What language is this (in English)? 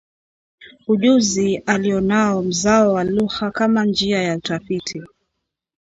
Swahili